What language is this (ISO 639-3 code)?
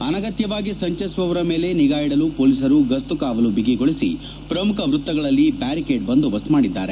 kan